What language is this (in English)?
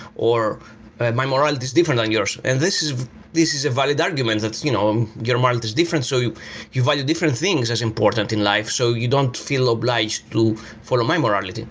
English